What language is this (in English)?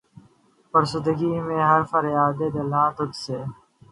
Urdu